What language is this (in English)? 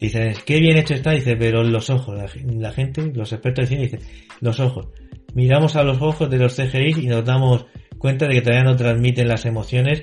Spanish